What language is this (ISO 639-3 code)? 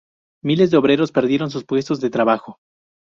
spa